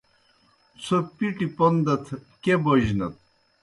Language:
Kohistani Shina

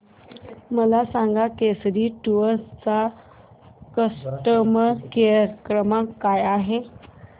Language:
Marathi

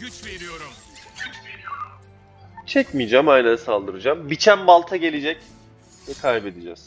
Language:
Turkish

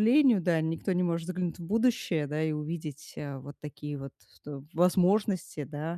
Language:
Russian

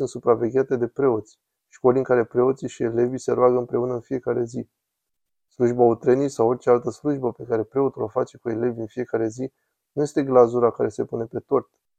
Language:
Romanian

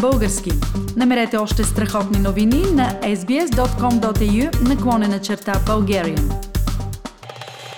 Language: Bulgarian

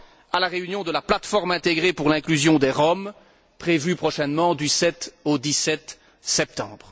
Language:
French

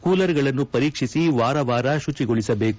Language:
Kannada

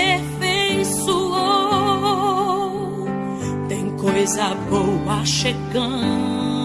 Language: Portuguese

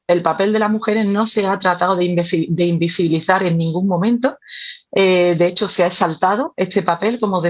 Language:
Spanish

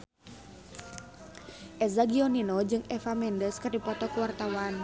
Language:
Sundanese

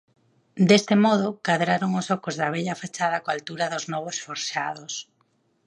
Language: Galician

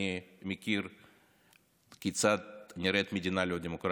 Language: Hebrew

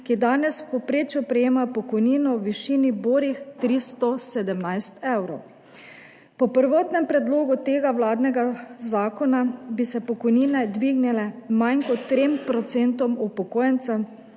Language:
Slovenian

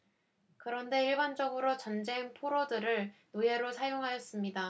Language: Korean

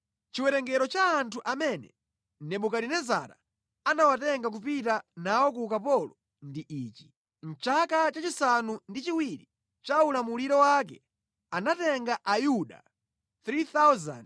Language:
Nyanja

